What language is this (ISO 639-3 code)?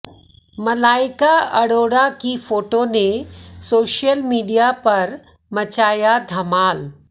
hin